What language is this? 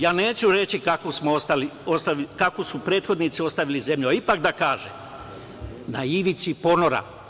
Serbian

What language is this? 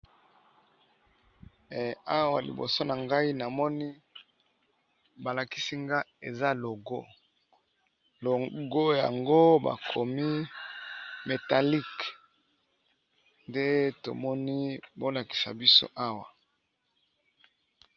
Lingala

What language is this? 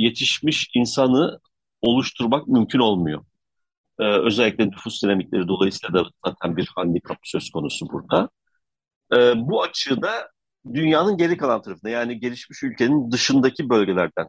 Turkish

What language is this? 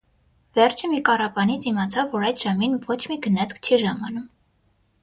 Armenian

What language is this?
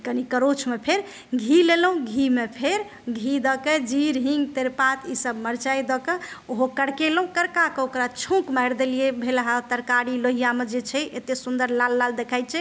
Maithili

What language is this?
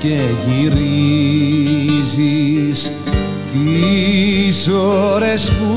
Greek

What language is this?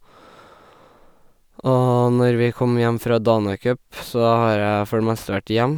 Norwegian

